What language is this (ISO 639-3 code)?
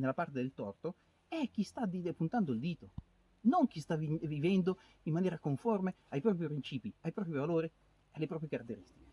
ita